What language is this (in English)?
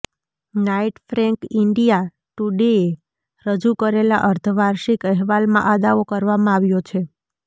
Gujarati